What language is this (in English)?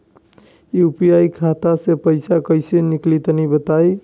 Bhojpuri